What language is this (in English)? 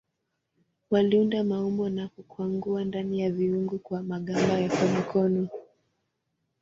Swahili